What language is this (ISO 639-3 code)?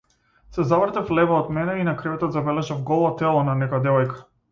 mkd